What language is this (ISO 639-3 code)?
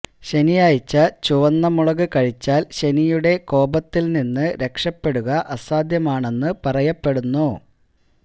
mal